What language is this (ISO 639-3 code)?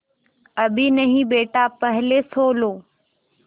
hin